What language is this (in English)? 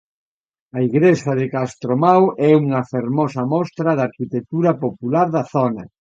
Galician